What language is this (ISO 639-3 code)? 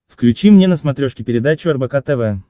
rus